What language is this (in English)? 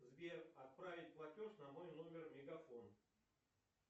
Russian